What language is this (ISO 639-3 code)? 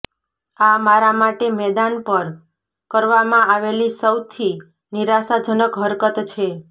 guj